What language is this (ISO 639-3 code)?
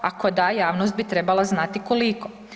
hrv